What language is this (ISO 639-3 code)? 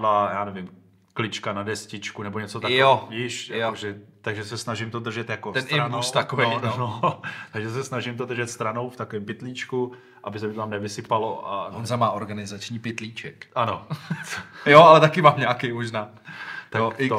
ces